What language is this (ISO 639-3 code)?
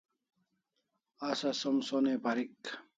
kls